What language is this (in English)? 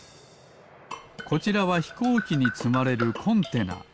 Japanese